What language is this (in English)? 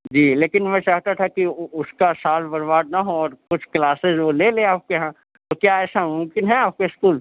Urdu